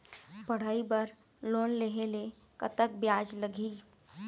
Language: Chhattisgarhi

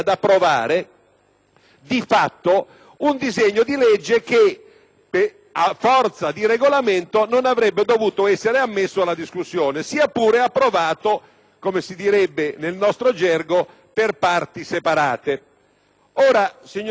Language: Italian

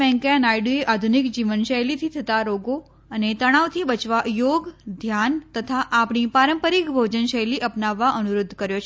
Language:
Gujarati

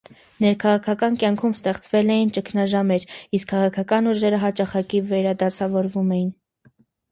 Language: Armenian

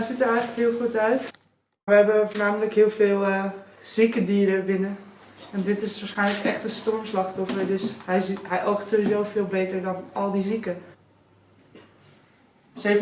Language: Dutch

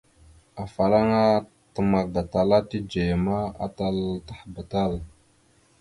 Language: Mada (Cameroon)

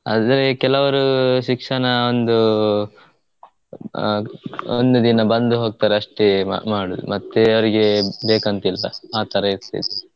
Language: Kannada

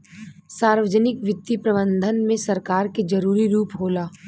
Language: Bhojpuri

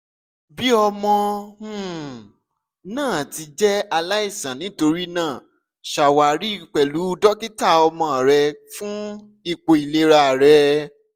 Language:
Yoruba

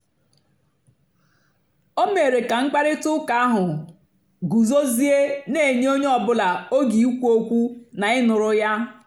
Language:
Igbo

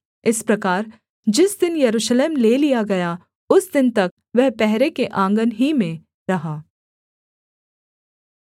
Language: Hindi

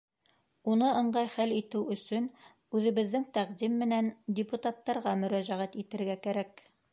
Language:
Bashkir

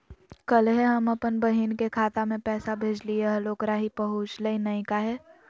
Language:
Magahi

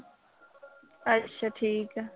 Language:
Punjabi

